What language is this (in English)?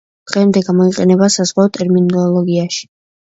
Georgian